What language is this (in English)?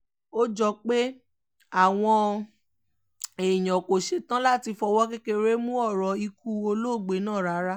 Yoruba